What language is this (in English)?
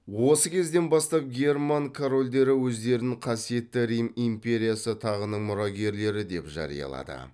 Kazakh